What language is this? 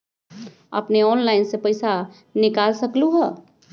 Magahi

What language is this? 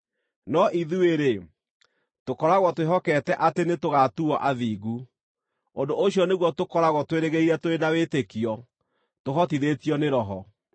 Kikuyu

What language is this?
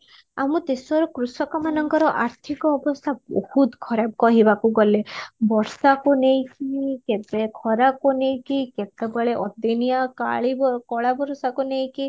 Odia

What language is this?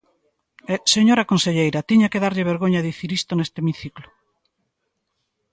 Galician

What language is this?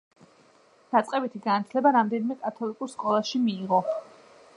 Georgian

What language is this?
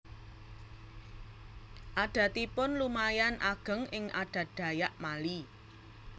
Javanese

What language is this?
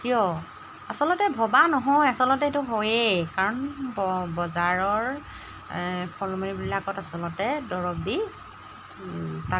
Assamese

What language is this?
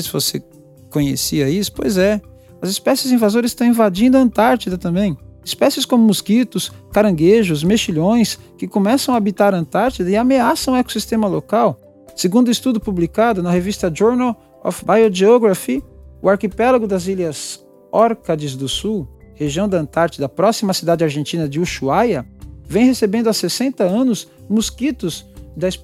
Portuguese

